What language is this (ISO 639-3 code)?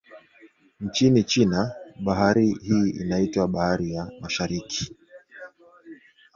swa